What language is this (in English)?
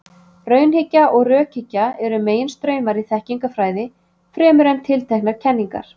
Icelandic